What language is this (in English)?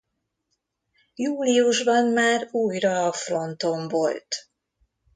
Hungarian